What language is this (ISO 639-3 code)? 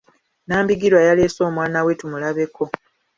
lug